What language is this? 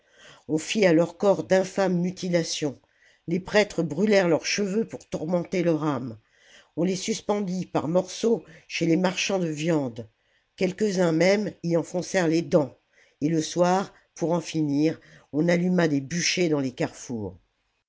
French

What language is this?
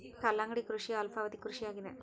Kannada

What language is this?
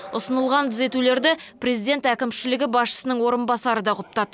Kazakh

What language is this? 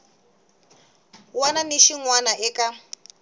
Tsonga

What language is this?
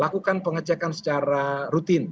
Indonesian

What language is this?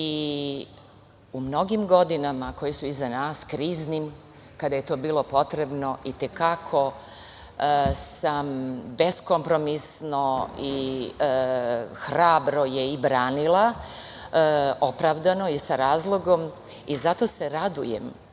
Serbian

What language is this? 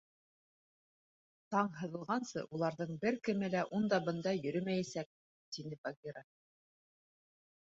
Bashkir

